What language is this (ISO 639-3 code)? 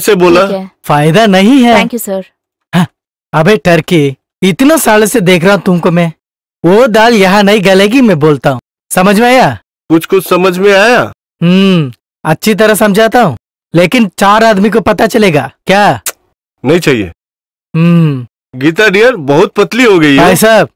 hin